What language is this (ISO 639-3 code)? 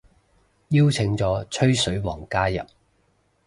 yue